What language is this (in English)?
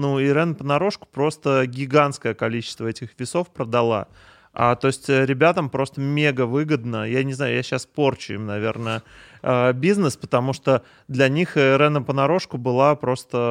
Russian